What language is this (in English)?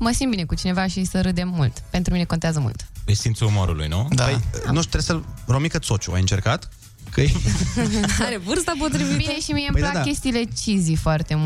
Romanian